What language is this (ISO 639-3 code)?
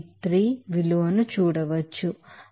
tel